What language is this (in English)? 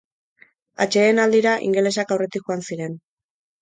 Basque